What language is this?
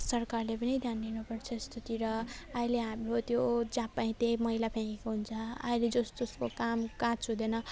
Nepali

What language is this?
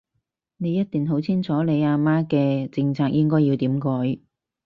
Cantonese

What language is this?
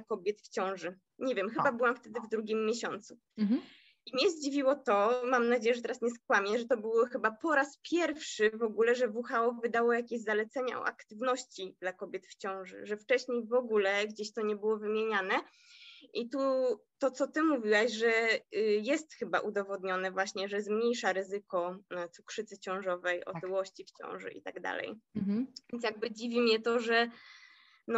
Polish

